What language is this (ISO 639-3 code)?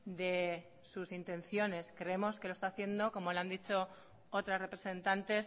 spa